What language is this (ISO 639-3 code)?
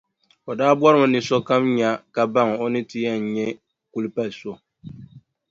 dag